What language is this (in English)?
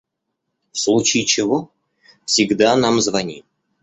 Russian